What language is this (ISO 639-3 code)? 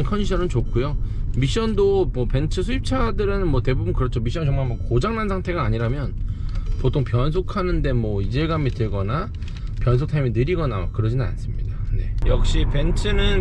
kor